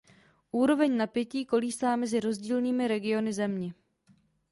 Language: Czech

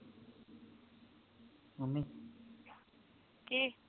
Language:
Punjabi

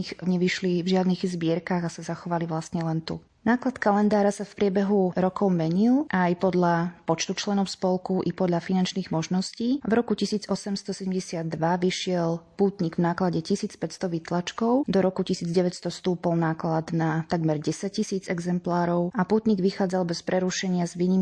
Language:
Slovak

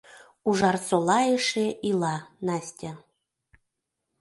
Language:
Mari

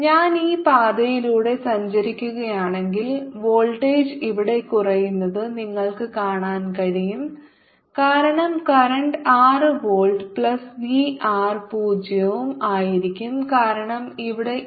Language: Malayalam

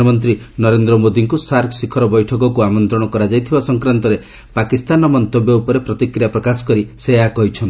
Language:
Odia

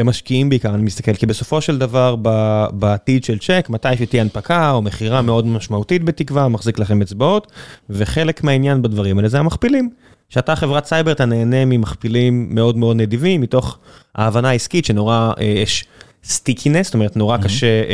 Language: Hebrew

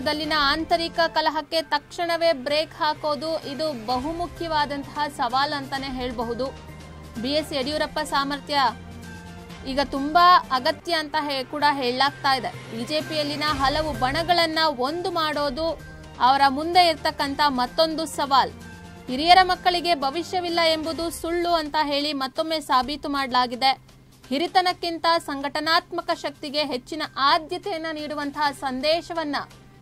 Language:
Kannada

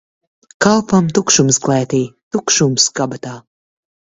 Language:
Latvian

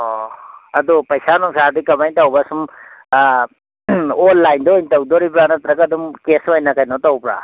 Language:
Manipuri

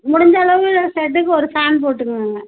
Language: Tamil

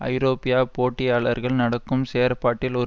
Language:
Tamil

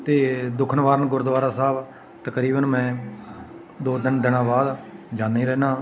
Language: Punjabi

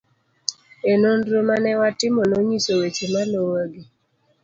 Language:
Luo (Kenya and Tanzania)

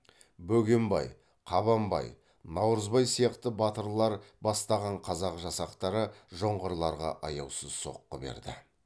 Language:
Kazakh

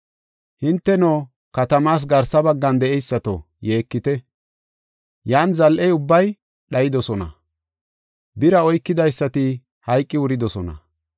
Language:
Gofa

